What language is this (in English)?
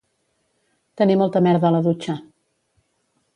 Catalan